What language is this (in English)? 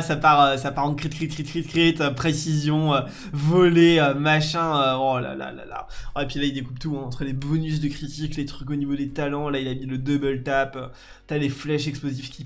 French